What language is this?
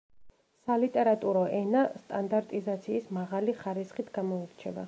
Georgian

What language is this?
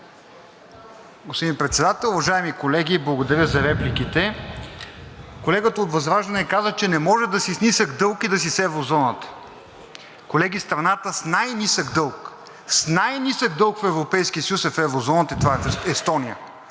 Bulgarian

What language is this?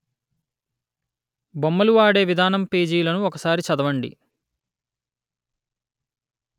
Telugu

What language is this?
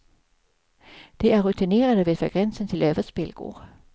Swedish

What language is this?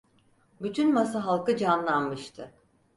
Turkish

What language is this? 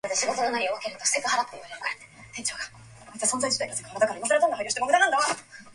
Japanese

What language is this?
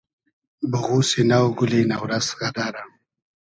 Hazaragi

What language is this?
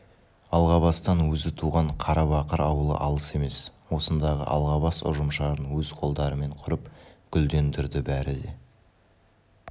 Kazakh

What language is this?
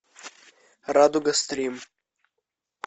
Russian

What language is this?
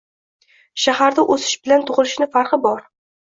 Uzbek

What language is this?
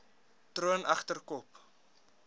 Afrikaans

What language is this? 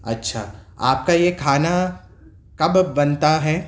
Urdu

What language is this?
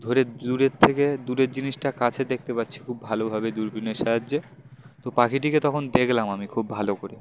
Bangla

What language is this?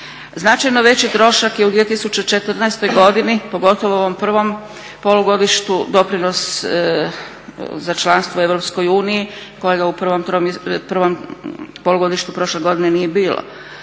Croatian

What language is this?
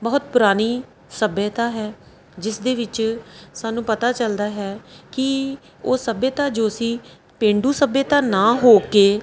Punjabi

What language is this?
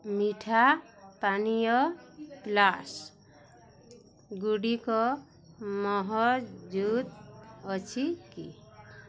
Odia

